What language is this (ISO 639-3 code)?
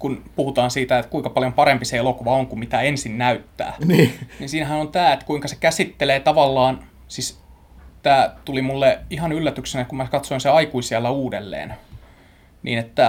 fin